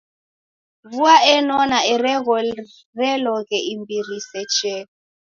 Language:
Taita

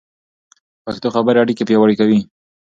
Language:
Pashto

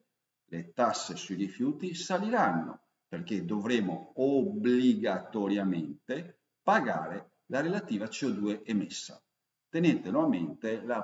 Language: Italian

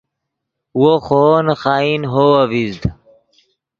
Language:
Yidgha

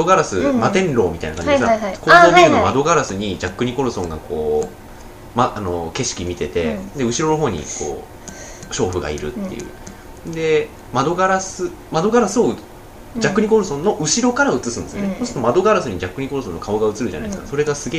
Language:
Japanese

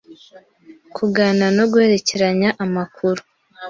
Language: Kinyarwanda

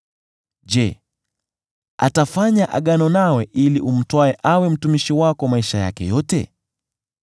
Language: Swahili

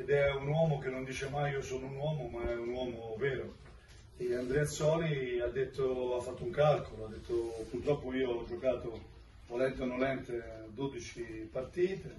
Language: Italian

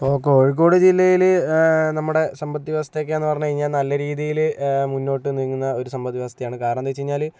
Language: Malayalam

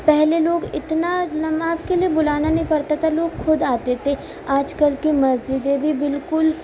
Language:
Urdu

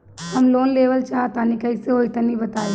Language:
Bhojpuri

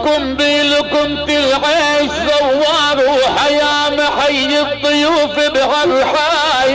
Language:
Arabic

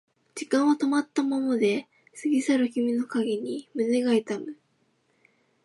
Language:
Japanese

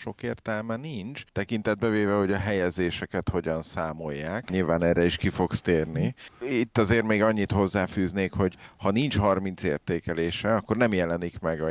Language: Hungarian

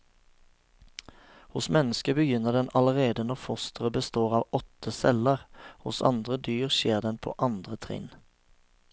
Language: Norwegian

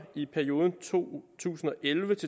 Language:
Danish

